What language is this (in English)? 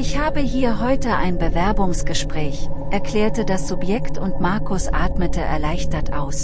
German